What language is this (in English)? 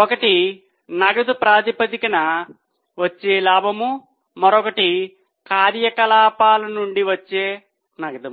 Telugu